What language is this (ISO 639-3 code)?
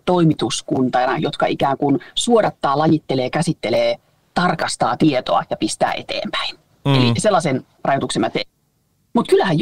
fin